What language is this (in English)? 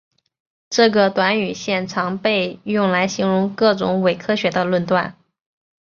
Chinese